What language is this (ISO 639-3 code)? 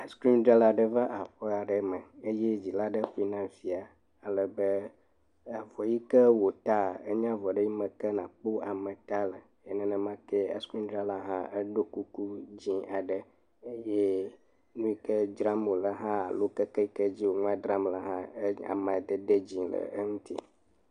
ewe